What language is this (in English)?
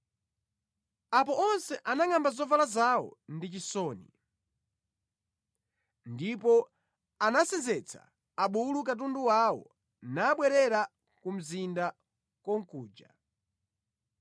Nyanja